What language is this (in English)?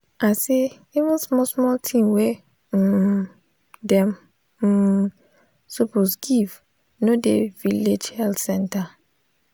Nigerian Pidgin